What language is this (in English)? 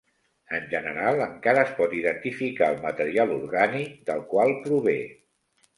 Catalan